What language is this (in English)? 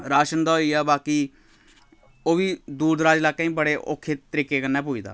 Dogri